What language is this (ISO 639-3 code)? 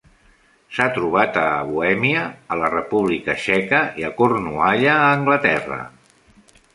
cat